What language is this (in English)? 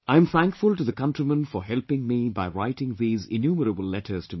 English